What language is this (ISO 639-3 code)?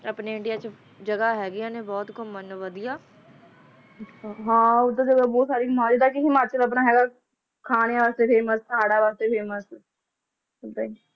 pan